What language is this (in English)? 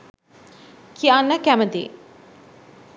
Sinhala